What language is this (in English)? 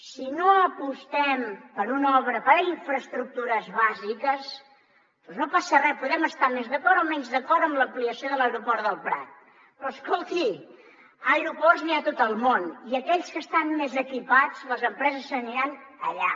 Catalan